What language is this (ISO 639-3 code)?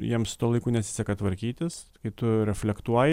lit